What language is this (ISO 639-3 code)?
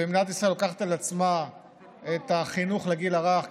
heb